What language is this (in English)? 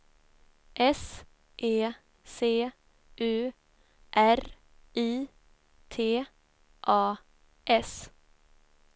Swedish